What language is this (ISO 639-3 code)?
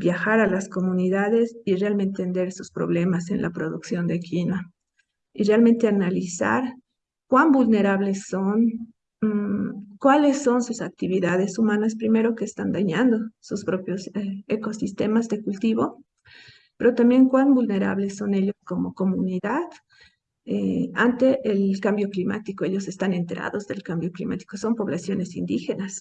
spa